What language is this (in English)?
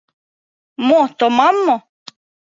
Mari